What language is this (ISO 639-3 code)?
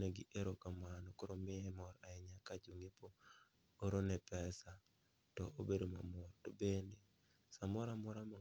luo